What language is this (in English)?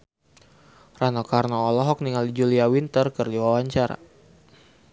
Sundanese